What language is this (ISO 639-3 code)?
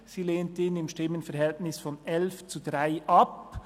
gsw